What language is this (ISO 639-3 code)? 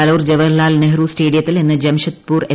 mal